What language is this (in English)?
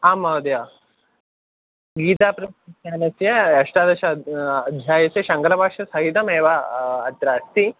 Sanskrit